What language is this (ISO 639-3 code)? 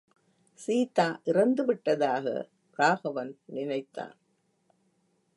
tam